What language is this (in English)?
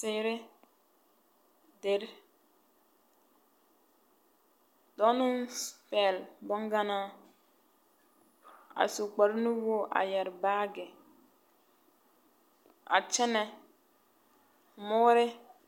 Southern Dagaare